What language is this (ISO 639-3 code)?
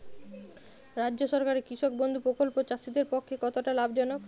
ben